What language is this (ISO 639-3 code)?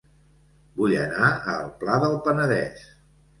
cat